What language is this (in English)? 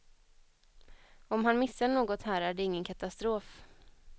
Swedish